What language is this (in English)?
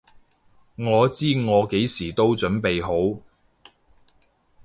Cantonese